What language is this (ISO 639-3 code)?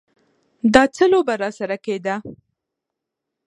pus